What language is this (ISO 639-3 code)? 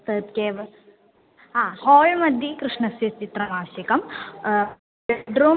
san